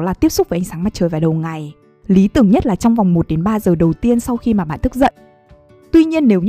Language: Vietnamese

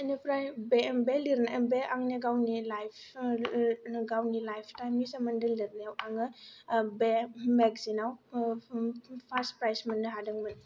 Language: Bodo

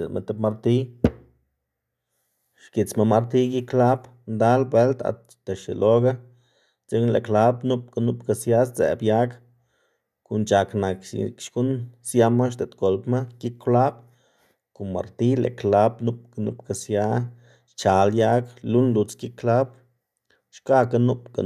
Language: Xanaguía Zapotec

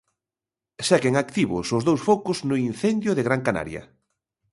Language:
Galician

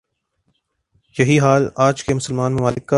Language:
Urdu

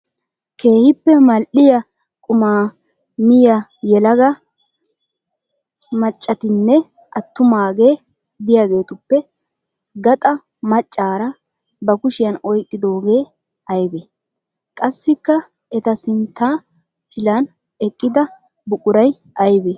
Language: Wolaytta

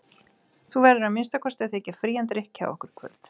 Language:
Icelandic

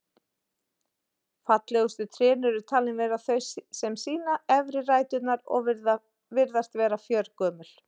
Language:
Icelandic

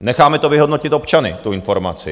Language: Czech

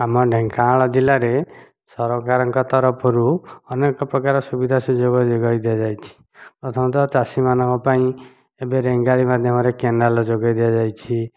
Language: Odia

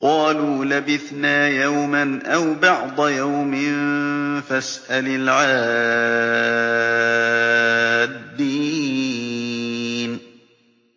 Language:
Arabic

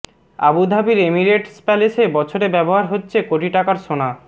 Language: Bangla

